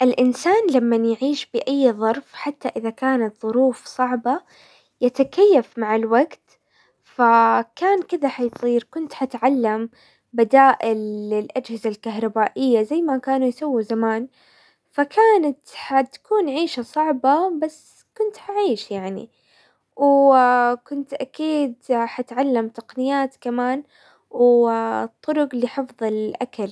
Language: Hijazi Arabic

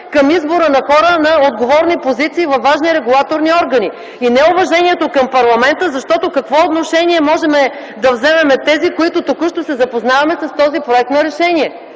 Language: Bulgarian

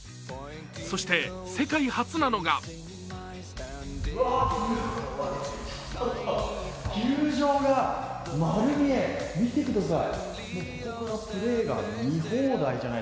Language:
Japanese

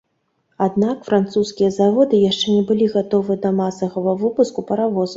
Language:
Belarusian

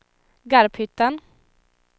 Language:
Swedish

